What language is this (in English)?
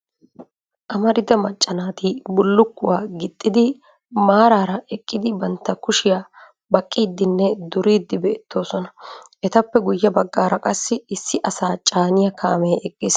Wolaytta